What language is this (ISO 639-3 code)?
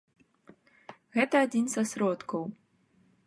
bel